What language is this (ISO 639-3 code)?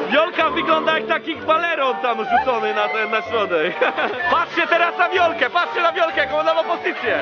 pol